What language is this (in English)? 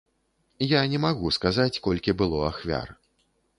Belarusian